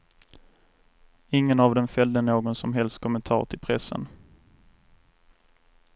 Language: Swedish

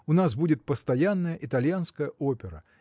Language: Russian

